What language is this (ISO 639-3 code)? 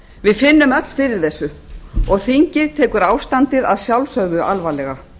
isl